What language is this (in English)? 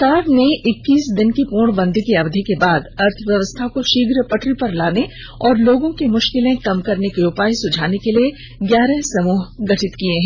Hindi